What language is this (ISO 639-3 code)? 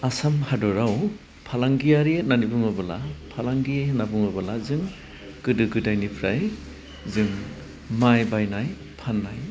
brx